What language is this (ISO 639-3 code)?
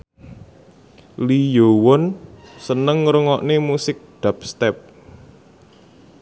jav